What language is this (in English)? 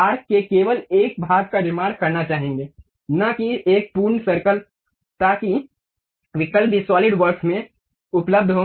Hindi